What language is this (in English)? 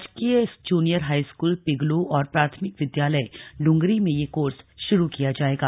Hindi